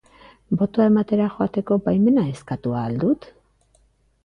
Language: Basque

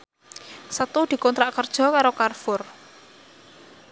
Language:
Javanese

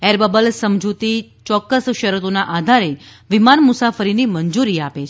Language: Gujarati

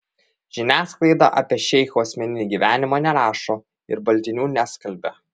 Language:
Lithuanian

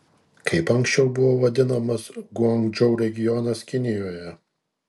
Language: Lithuanian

